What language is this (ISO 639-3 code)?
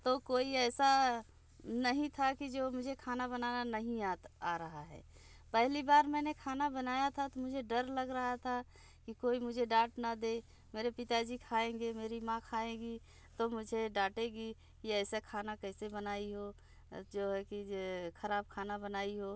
hin